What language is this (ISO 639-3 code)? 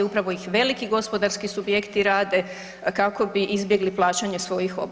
hrv